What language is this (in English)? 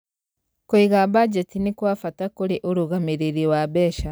Kikuyu